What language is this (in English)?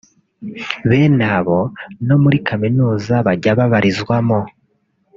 Kinyarwanda